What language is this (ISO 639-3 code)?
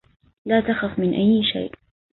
ara